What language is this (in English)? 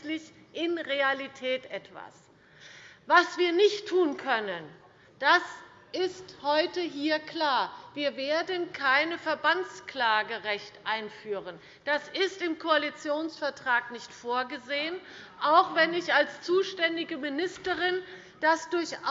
German